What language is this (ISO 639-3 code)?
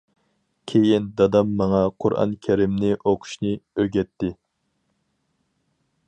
uig